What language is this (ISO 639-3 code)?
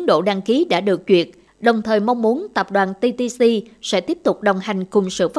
vie